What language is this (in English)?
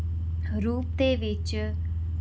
Punjabi